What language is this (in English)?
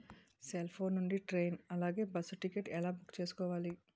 Telugu